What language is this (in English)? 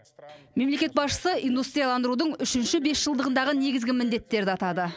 Kazakh